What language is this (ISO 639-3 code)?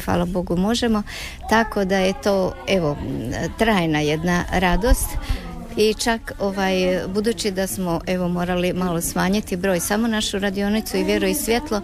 hrv